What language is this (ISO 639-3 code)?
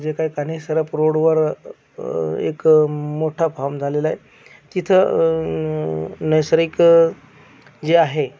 mar